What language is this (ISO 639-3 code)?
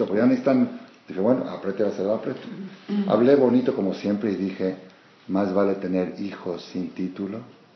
spa